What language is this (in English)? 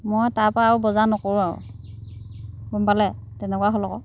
Assamese